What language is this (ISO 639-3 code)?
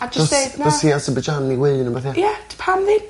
cym